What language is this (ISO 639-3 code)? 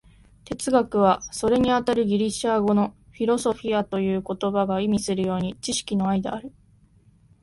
jpn